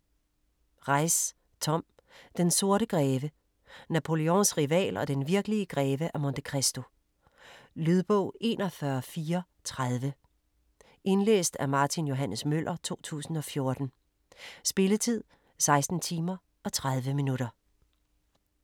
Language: Danish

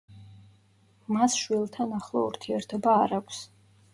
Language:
Georgian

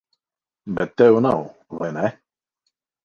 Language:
Latvian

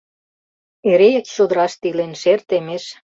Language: Mari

